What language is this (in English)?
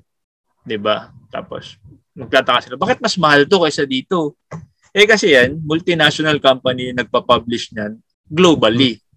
Filipino